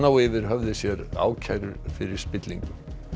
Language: Icelandic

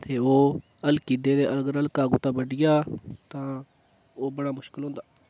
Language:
Dogri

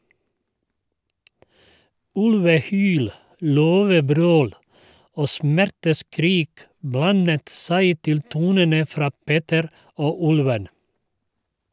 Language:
Norwegian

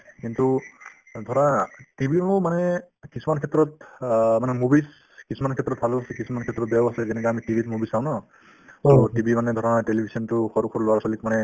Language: Assamese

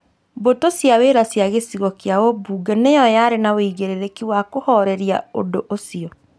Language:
Kikuyu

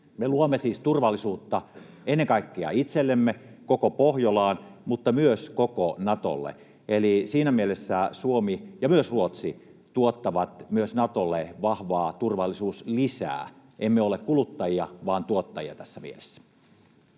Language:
Finnish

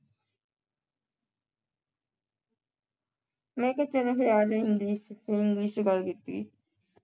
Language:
Punjabi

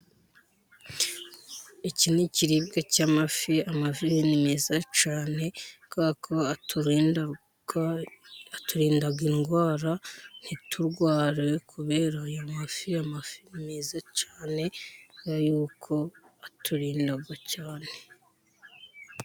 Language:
Kinyarwanda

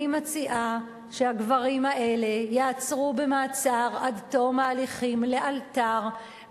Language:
Hebrew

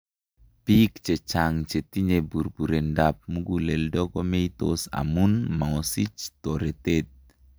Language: Kalenjin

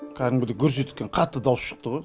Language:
Kazakh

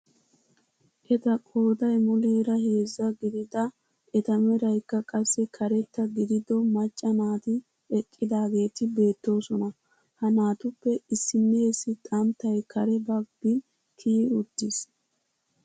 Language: Wolaytta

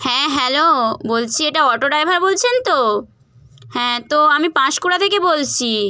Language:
Bangla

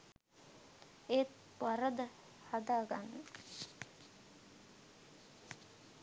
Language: Sinhala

